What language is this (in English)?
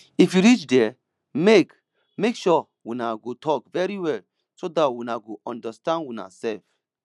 Nigerian Pidgin